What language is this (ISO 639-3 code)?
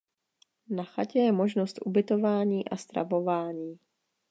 ces